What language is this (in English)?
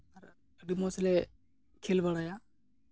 Santali